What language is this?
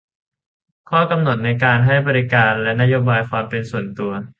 Thai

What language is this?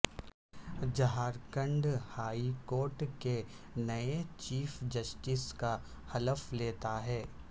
Urdu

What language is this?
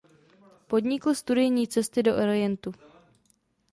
Czech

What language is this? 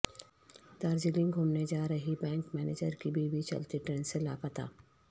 Urdu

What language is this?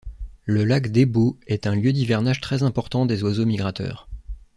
French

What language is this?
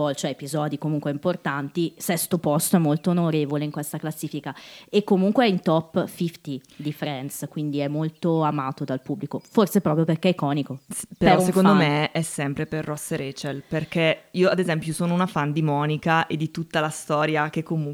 Italian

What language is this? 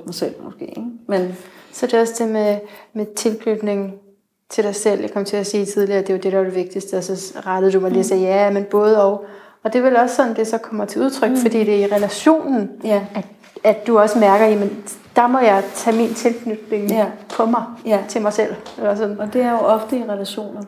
Danish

